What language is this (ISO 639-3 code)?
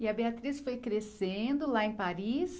por